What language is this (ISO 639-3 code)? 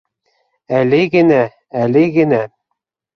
bak